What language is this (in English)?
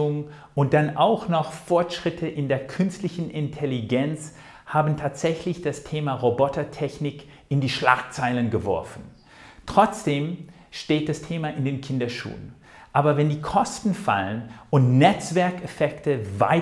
German